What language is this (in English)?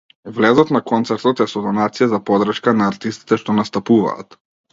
Macedonian